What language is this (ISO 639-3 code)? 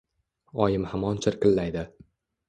uzb